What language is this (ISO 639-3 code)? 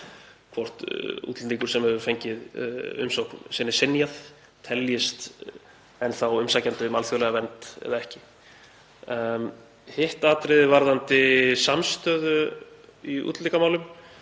isl